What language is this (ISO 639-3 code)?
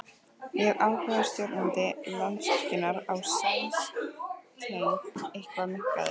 isl